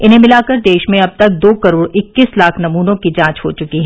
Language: Hindi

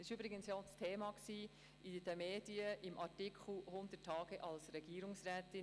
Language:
Swiss German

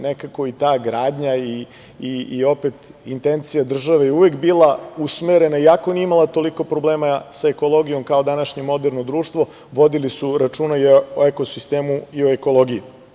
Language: Serbian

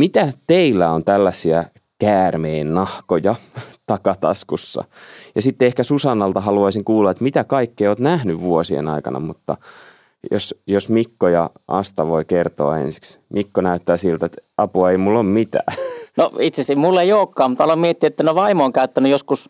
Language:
Finnish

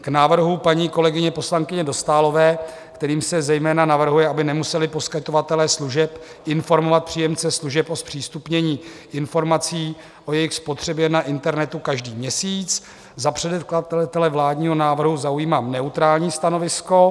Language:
Czech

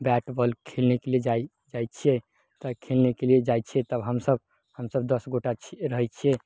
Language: Maithili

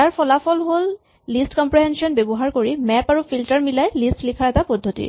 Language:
Assamese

